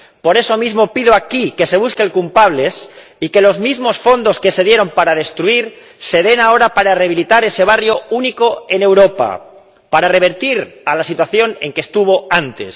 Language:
Spanish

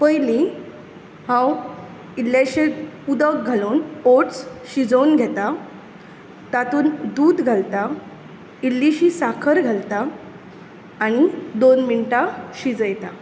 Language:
Konkani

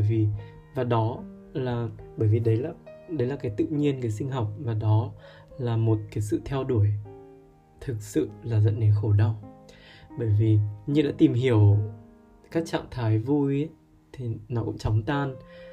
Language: Vietnamese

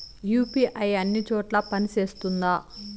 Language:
Telugu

